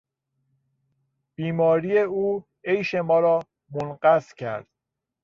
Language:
Persian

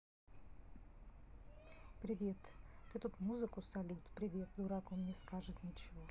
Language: Russian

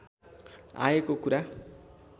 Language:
Nepali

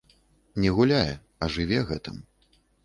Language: Belarusian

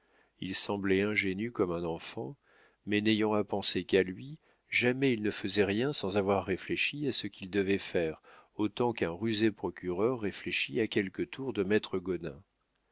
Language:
French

